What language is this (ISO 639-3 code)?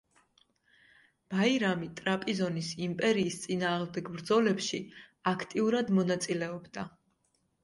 kat